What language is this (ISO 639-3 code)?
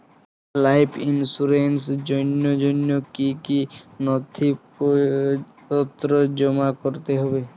ben